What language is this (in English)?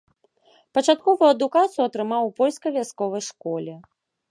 Belarusian